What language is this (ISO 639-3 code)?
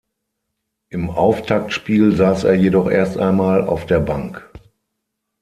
deu